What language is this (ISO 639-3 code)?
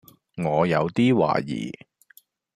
yue